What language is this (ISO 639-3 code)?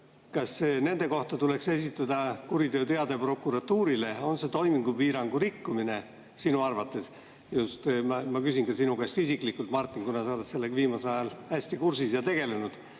est